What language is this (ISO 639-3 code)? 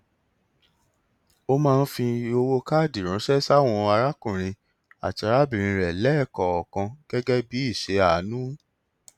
yor